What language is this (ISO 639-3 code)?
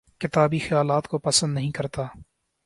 urd